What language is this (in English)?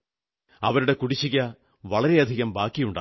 Malayalam